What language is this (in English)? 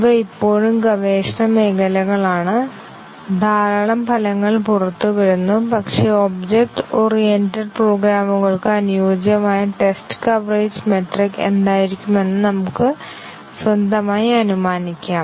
Malayalam